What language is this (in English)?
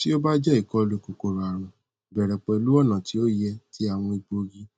Yoruba